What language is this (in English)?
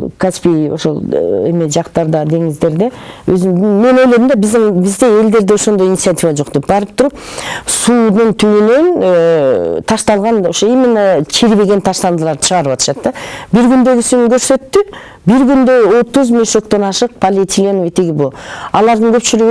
Turkish